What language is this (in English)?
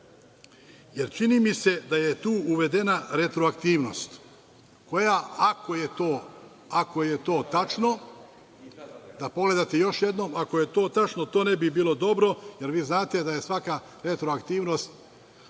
Serbian